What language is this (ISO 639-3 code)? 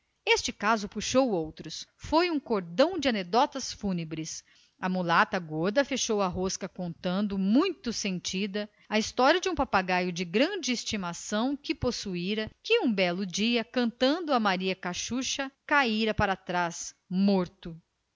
por